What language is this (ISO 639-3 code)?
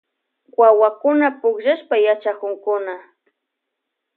qvj